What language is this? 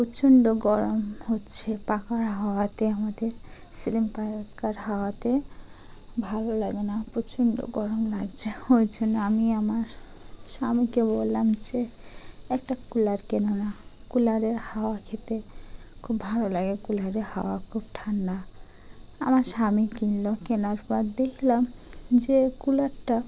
Bangla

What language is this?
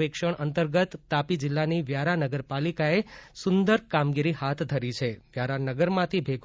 Gujarati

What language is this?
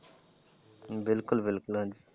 Punjabi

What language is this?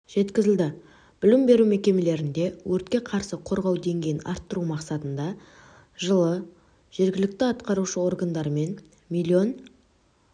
Kazakh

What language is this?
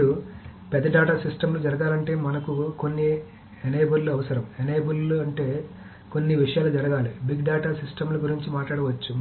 Telugu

